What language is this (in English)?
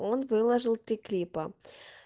Russian